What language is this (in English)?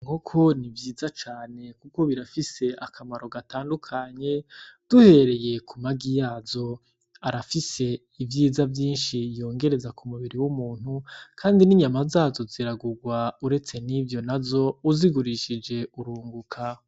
Rundi